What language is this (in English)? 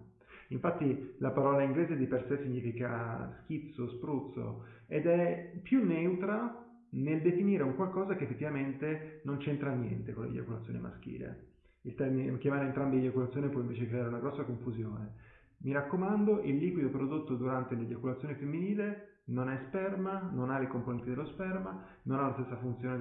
Italian